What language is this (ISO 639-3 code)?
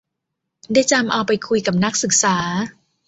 tha